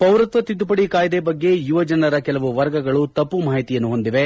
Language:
Kannada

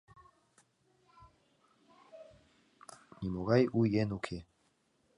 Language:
Mari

